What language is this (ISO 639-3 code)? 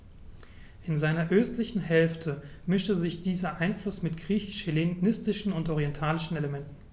deu